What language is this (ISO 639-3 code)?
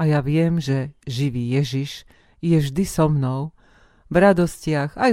slk